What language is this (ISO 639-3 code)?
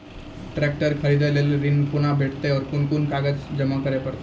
mai